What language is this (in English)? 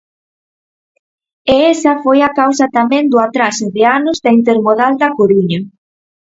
Galician